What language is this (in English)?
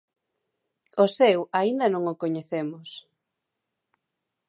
Galician